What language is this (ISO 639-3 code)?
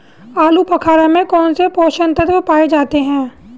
hin